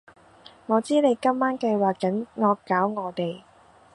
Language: Cantonese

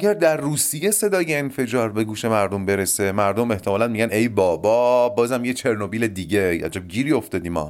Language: Persian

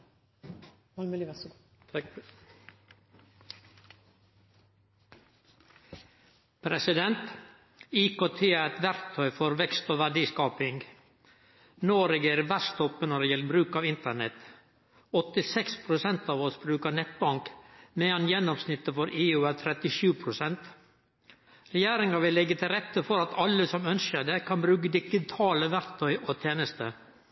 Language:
Norwegian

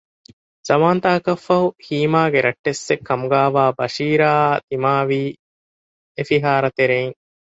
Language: Divehi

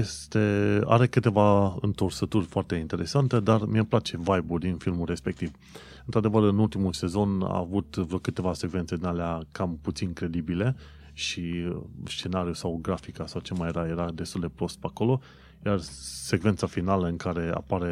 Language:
Romanian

